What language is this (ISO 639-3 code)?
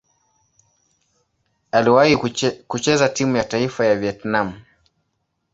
swa